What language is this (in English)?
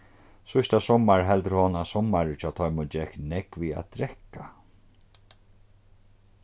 Faroese